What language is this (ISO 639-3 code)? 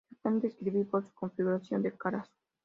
spa